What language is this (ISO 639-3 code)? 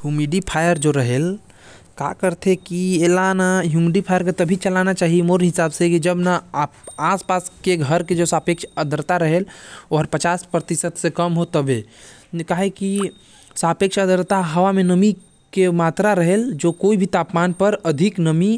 kfp